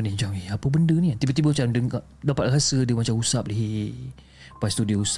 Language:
Malay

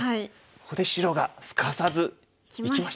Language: Japanese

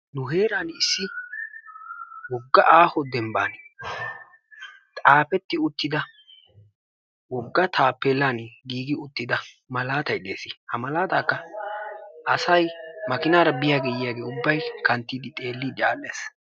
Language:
Wolaytta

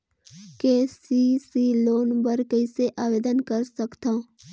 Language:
Chhattisgarhi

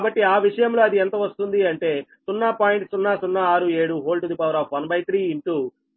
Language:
Telugu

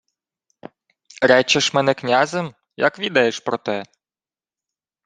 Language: Ukrainian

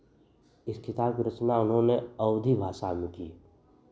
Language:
Hindi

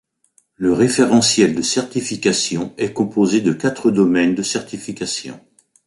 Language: French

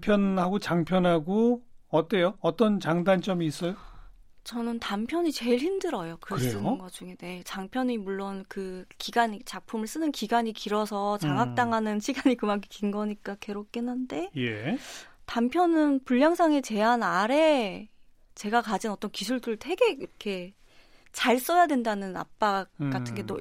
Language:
Korean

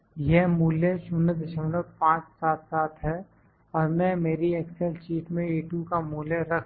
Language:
Hindi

